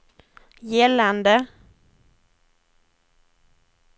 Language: Swedish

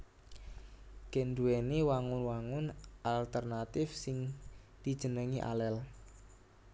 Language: Javanese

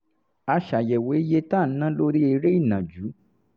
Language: Yoruba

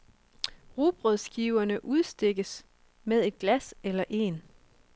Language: Danish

